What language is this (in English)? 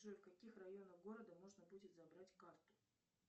Russian